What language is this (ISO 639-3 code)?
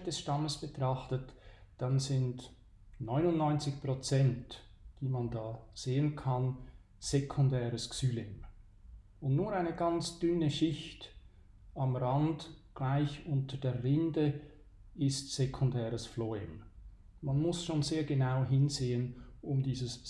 deu